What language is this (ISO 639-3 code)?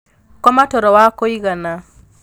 kik